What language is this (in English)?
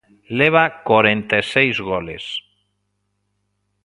Galician